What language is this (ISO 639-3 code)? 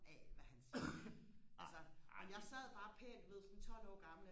dan